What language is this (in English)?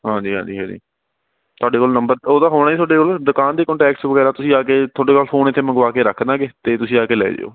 Punjabi